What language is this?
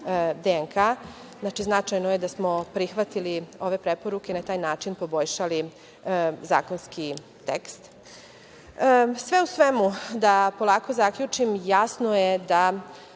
Serbian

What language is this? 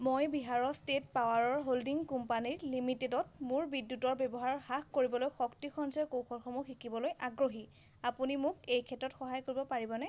Assamese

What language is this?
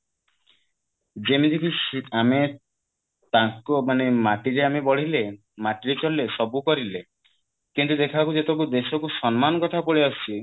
Odia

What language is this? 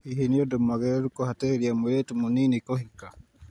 Kikuyu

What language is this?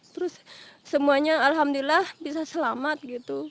Indonesian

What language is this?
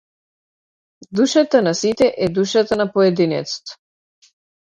Macedonian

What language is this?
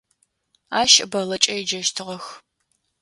Adyghe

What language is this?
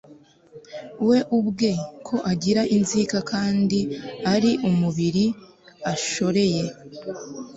Kinyarwanda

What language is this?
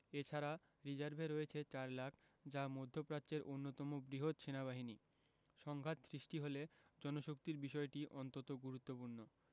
Bangla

